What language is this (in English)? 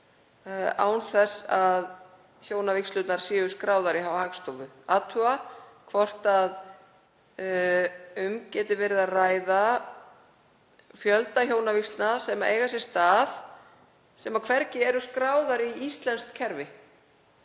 Icelandic